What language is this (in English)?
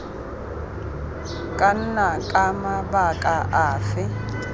Tswana